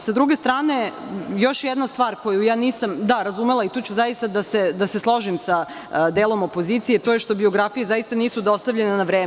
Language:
Serbian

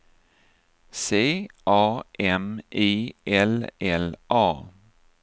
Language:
Swedish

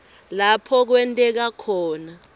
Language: Swati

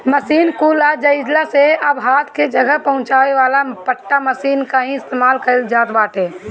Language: Bhojpuri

